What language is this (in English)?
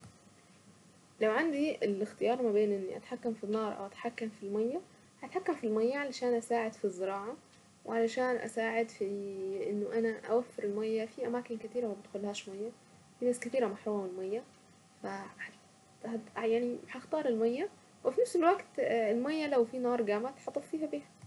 Saidi Arabic